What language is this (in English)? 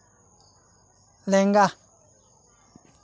Santali